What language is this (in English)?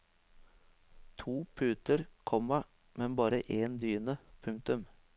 Norwegian